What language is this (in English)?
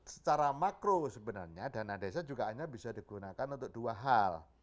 Indonesian